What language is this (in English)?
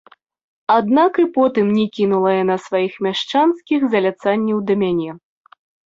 Belarusian